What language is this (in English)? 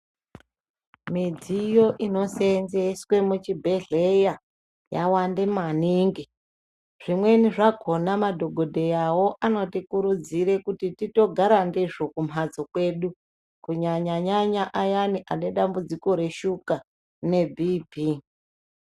Ndau